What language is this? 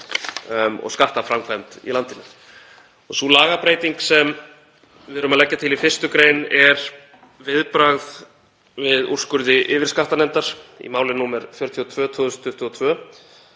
Icelandic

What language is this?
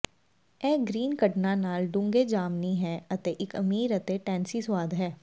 Punjabi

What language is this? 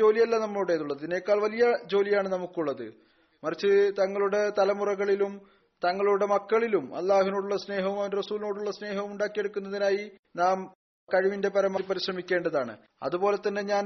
Malayalam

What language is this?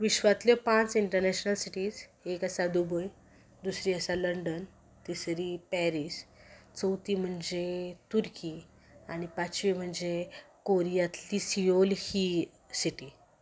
Konkani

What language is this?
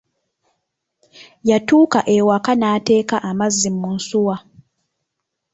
Ganda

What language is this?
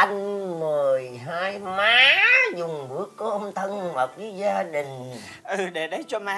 Vietnamese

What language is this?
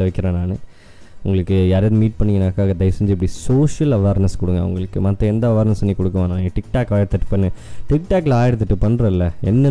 Tamil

